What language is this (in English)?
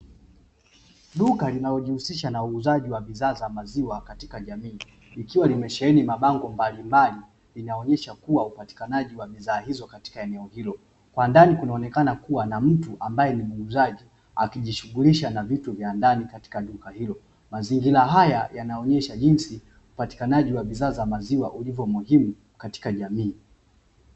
Swahili